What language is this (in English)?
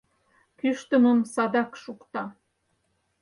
Mari